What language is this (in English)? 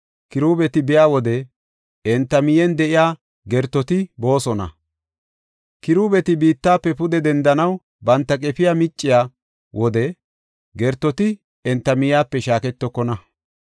Gofa